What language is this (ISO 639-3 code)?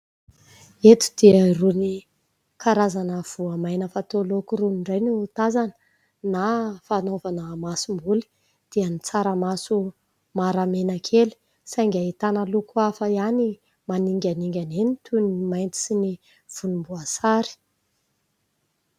mlg